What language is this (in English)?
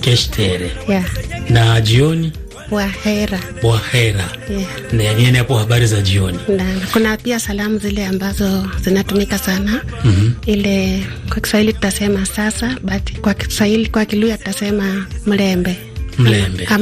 Swahili